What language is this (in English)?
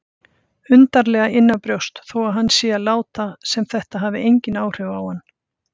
Icelandic